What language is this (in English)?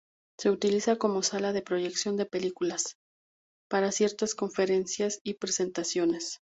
Spanish